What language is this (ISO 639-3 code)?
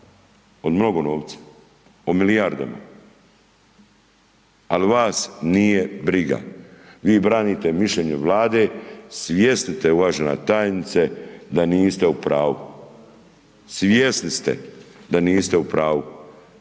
hrv